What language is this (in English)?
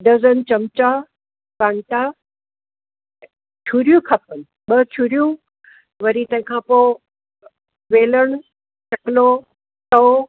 Sindhi